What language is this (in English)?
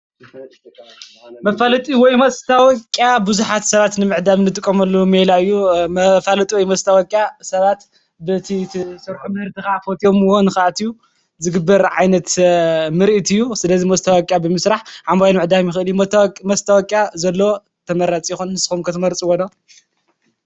Tigrinya